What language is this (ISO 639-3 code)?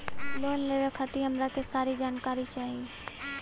bho